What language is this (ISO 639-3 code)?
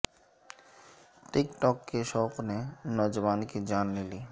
urd